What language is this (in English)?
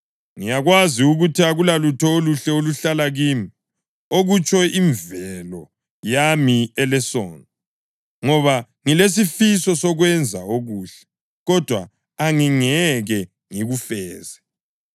North Ndebele